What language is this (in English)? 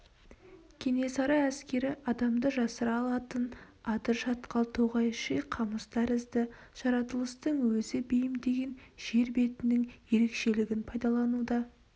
Kazakh